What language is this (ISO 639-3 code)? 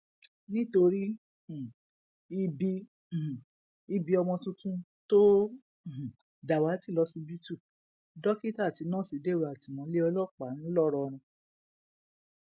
yor